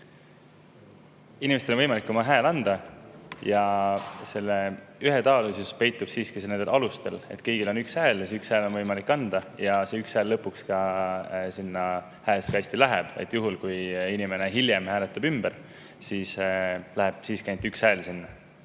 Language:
Estonian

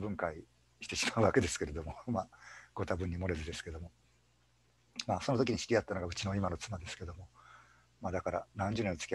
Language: Japanese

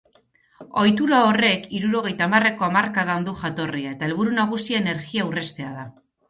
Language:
Basque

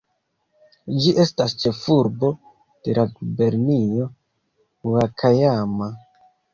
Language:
Esperanto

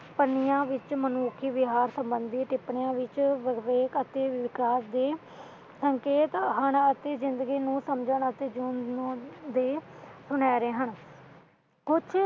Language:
Punjabi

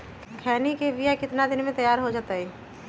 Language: Magahi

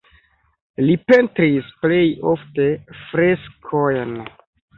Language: Esperanto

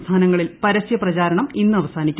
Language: Malayalam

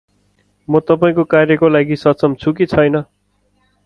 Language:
Nepali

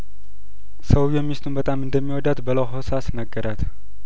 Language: Amharic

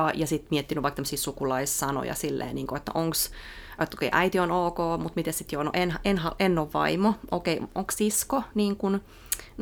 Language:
Finnish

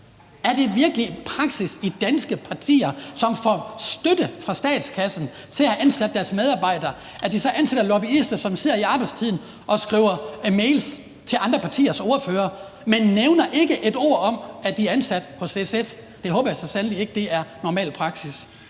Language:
Danish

